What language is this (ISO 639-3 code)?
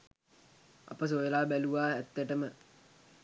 sin